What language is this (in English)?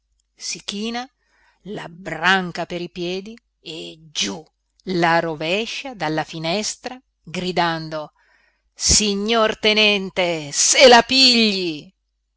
Italian